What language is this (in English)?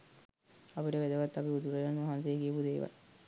Sinhala